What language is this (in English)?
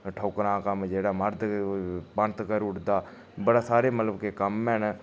Dogri